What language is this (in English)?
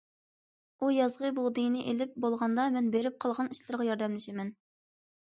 Uyghur